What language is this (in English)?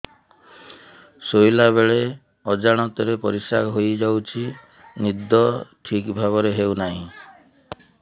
Odia